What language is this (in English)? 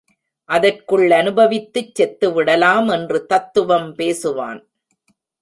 Tamil